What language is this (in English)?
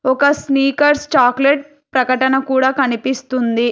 Telugu